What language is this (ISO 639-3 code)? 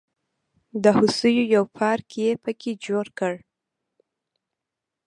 pus